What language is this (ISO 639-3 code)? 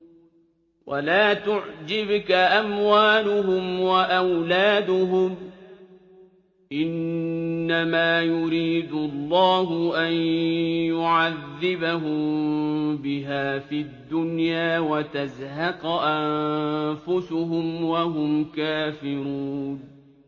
ara